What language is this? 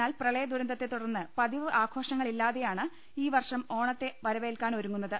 Malayalam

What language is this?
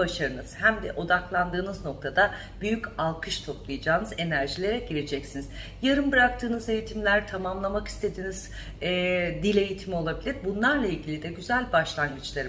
Turkish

